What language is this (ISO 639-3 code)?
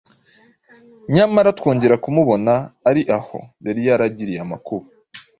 kin